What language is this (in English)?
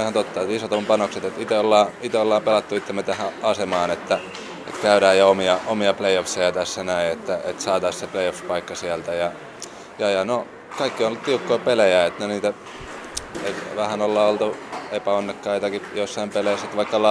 Finnish